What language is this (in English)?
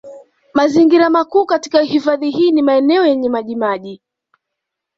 Swahili